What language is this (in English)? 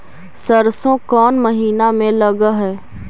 Magahi